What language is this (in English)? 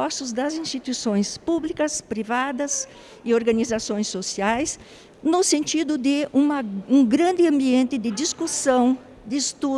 Portuguese